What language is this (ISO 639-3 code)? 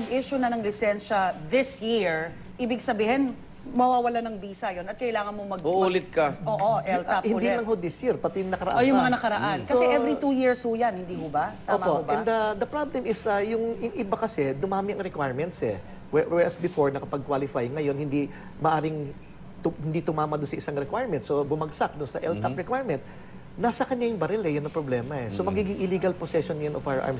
fil